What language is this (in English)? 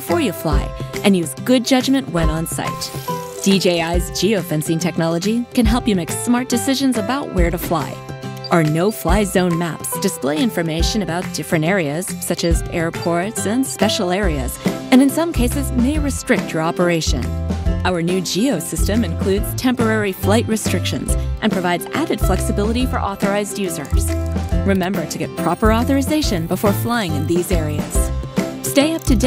English